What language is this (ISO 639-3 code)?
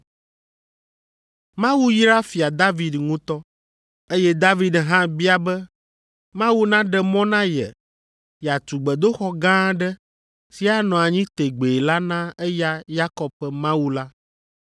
ewe